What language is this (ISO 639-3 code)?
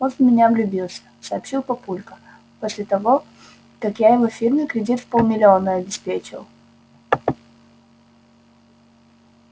rus